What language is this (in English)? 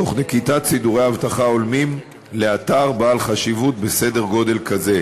Hebrew